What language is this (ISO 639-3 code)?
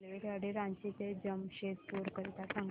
mar